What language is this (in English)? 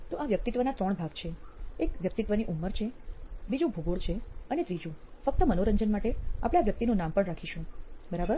Gujarati